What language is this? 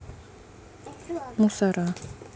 Russian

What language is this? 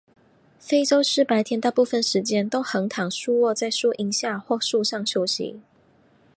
Chinese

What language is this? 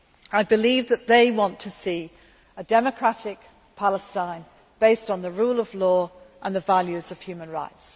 English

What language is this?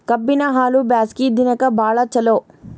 Kannada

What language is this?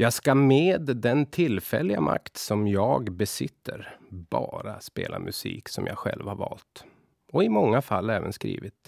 Swedish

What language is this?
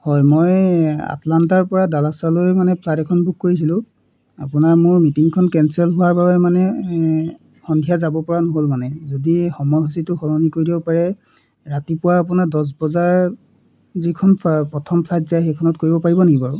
Assamese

